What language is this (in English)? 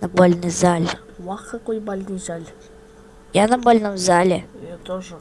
Russian